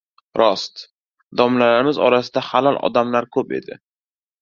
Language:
Uzbek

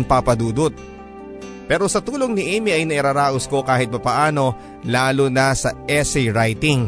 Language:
Filipino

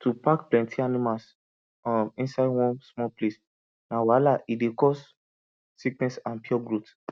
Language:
Nigerian Pidgin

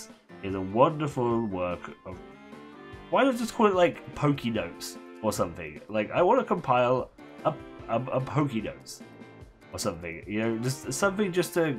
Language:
English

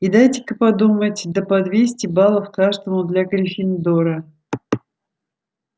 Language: Russian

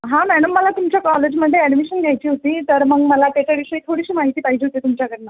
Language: Marathi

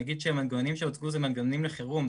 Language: Hebrew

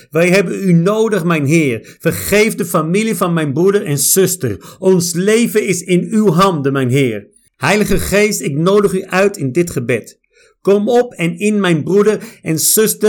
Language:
Dutch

